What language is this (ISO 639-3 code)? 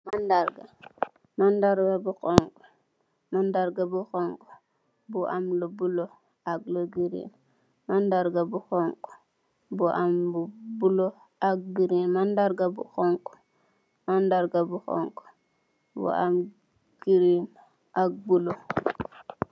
wol